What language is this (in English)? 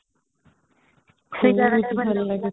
Odia